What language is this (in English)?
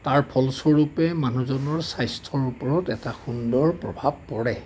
Assamese